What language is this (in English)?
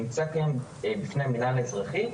Hebrew